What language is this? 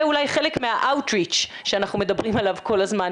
Hebrew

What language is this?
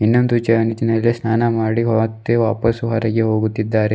Kannada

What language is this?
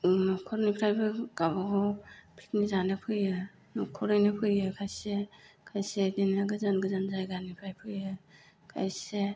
Bodo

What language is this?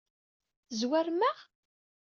Kabyle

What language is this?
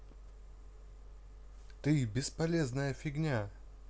Russian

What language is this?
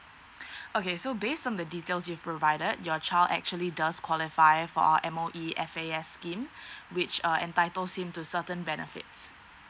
English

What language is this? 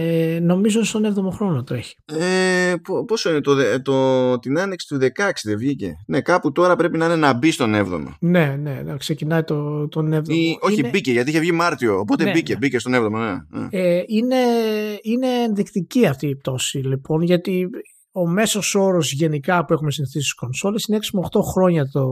Greek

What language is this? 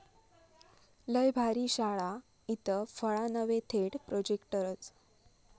Marathi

